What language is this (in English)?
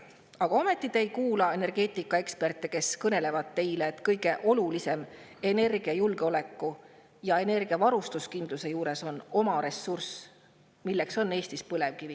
Estonian